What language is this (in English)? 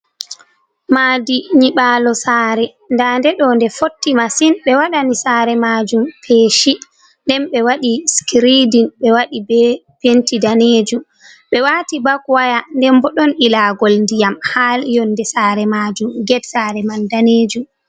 Fula